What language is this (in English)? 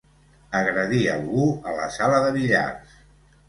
Catalan